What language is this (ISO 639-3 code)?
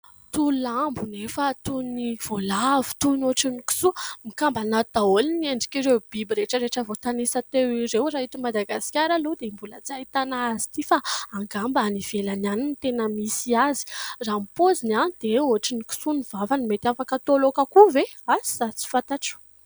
mlg